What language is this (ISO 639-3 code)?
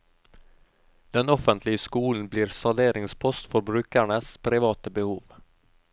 nor